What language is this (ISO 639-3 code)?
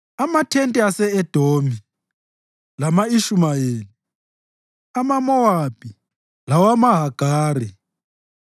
nde